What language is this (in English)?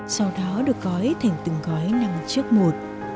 Vietnamese